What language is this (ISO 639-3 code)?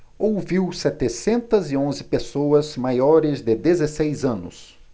por